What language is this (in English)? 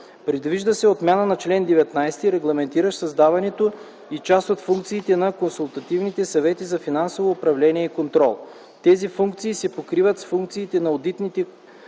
Bulgarian